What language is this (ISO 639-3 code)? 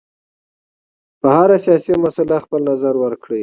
pus